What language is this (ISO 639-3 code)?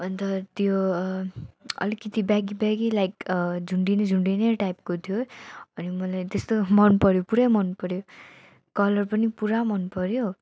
nep